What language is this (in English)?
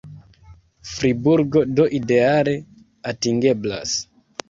Esperanto